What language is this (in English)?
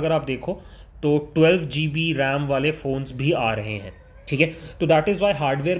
Hindi